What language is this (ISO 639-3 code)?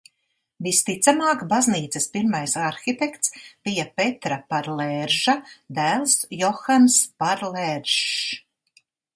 lav